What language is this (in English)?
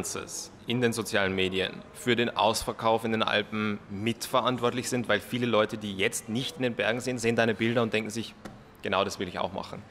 German